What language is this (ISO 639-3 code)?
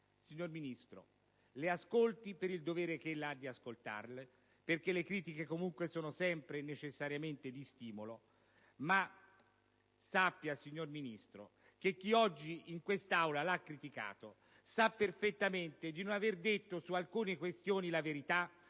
ita